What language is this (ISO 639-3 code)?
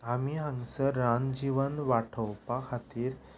kok